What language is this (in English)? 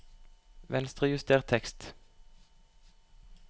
Norwegian